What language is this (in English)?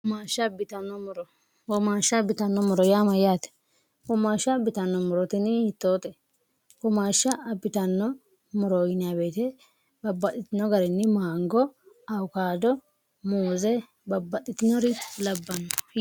Sidamo